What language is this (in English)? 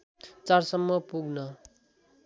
Nepali